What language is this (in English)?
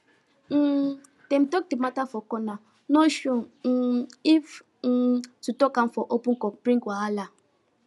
Nigerian Pidgin